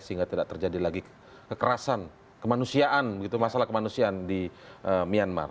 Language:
Indonesian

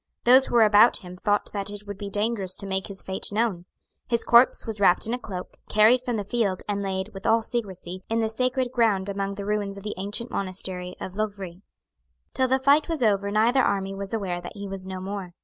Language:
English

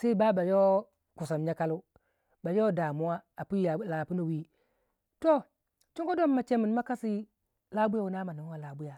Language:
Waja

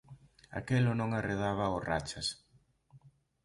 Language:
Galician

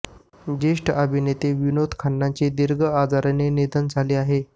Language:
Marathi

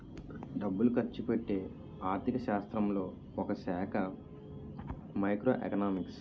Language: Telugu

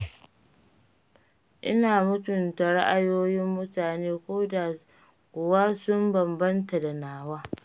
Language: Hausa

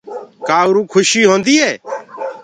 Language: Gurgula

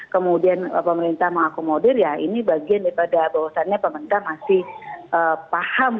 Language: Indonesian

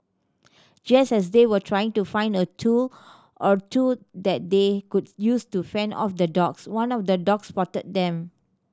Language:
English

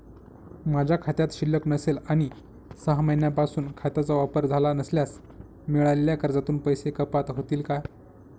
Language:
Marathi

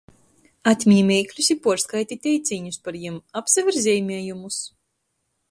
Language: Latgalian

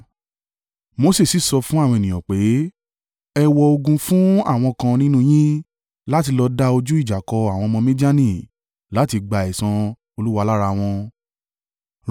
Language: Yoruba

